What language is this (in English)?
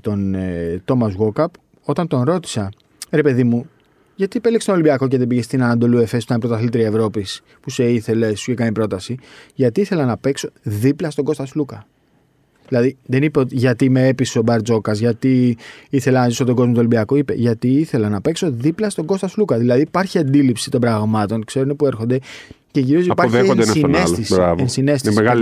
Greek